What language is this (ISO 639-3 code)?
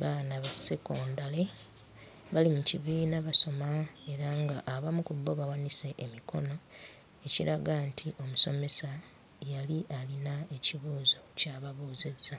lug